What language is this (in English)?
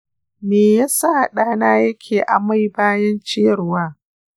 Hausa